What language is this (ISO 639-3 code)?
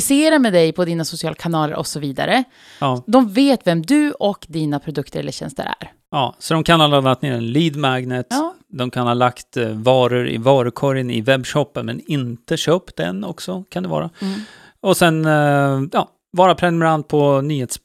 swe